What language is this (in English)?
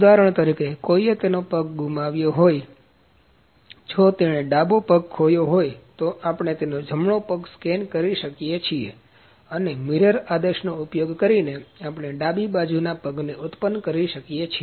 Gujarati